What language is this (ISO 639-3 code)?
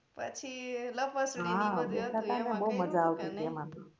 guj